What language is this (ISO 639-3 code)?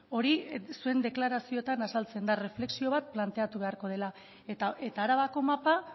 eus